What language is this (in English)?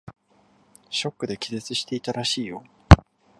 Japanese